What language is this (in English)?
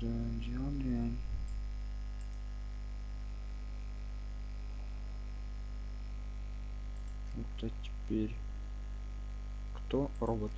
Russian